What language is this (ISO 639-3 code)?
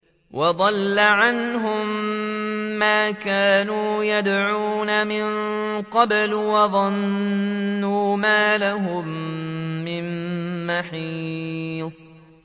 ara